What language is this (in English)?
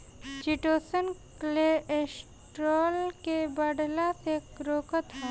Bhojpuri